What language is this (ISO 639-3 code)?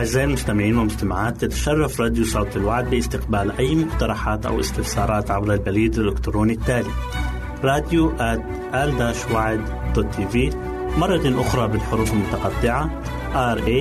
ara